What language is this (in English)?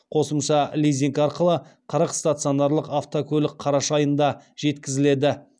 Kazakh